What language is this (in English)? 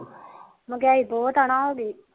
Punjabi